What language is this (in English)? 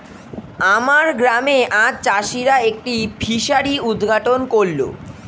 Bangla